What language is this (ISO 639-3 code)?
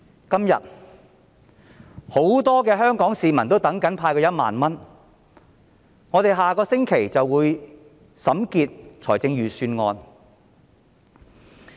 yue